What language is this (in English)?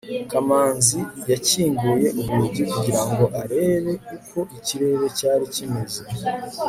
Kinyarwanda